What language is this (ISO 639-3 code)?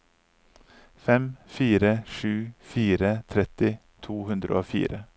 nor